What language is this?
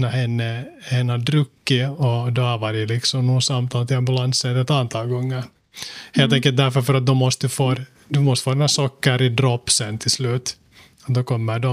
Swedish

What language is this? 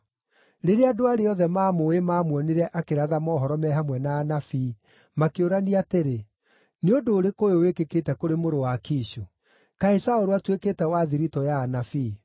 Kikuyu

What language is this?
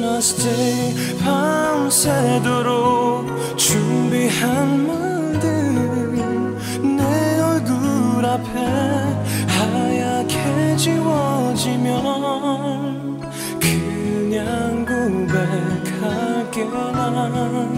Korean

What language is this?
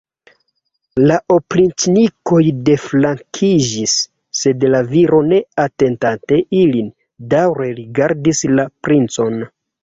Esperanto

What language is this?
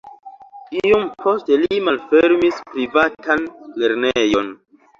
Esperanto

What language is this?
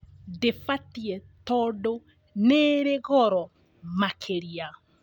Kikuyu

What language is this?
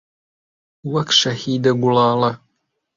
Central Kurdish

